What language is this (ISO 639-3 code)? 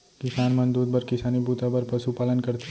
hne